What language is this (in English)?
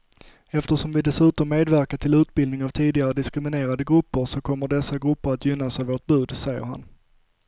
Swedish